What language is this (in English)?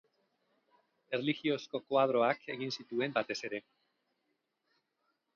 Basque